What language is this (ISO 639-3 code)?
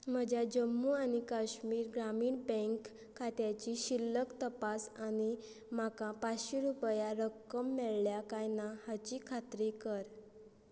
kok